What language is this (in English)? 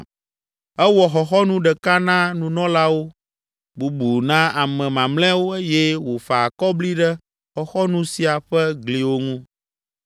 Ewe